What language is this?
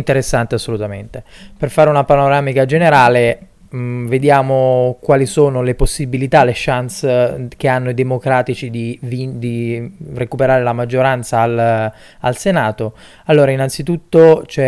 Italian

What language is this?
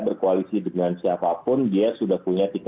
Indonesian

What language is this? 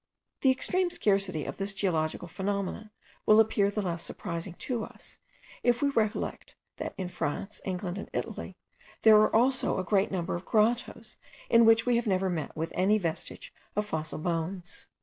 English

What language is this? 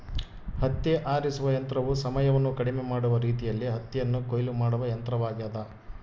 Kannada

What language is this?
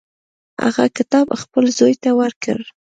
Pashto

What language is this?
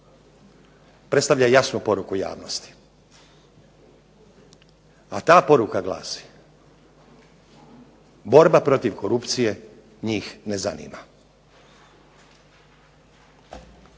Croatian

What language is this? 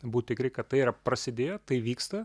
Lithuanian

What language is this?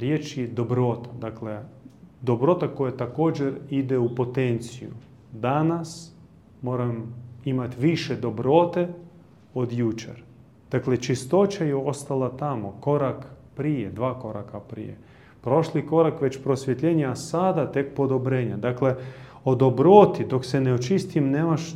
Croatian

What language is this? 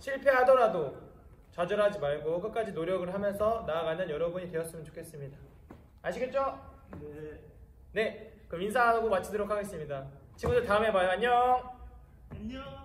Korean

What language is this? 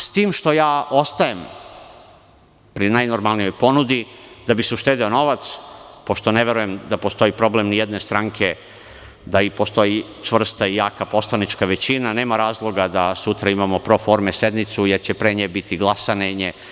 Serbian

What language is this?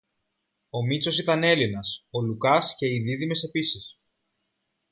Greek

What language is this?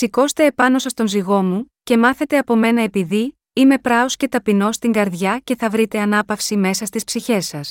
Greek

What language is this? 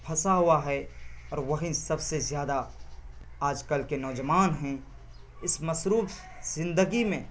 Urdu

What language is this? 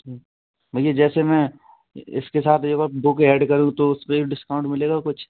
Hindi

